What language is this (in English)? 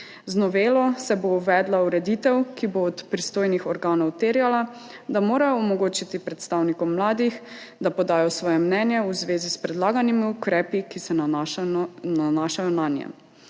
Slovenian